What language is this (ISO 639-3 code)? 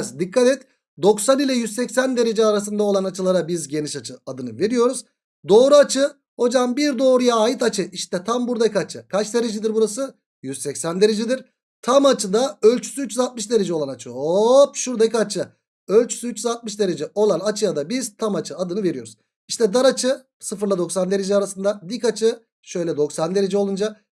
tur